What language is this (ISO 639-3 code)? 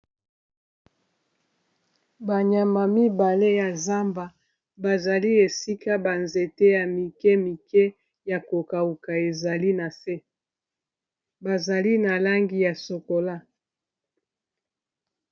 lin